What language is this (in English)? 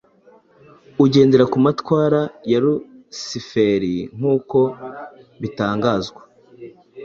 Kinyarwanda